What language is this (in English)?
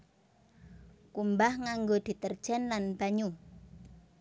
Javanese